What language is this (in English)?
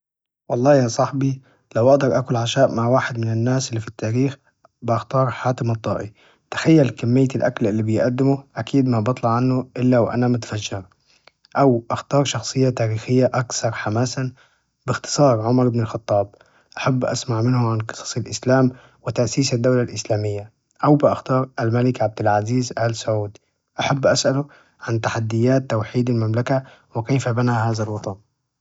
Najdi Arabic